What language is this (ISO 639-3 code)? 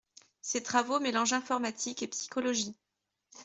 fra